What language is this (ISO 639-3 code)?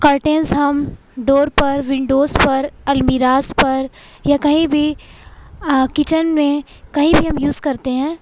urd